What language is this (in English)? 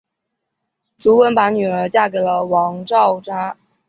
Chinese